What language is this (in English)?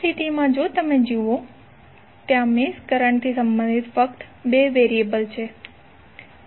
Gujarati